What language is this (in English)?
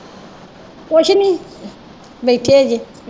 Punjabi